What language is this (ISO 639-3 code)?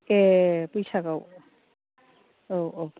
brx